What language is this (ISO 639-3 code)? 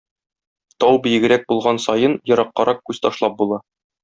tat